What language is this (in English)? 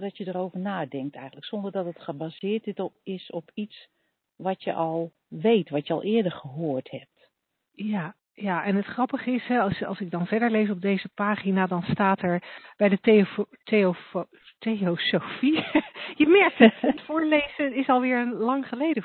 Dutch